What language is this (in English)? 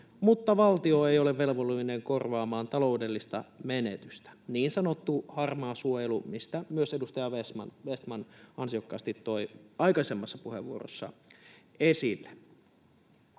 Finnish